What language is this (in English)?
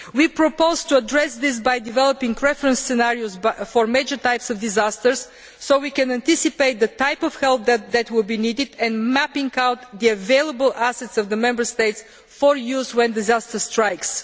English